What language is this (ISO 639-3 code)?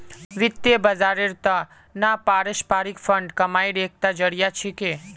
mag